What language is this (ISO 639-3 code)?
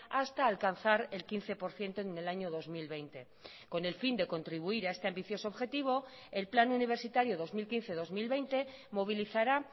spa